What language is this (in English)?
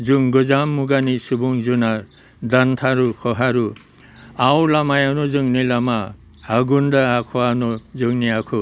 Bodo